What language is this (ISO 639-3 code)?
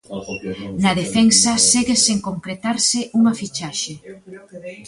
glg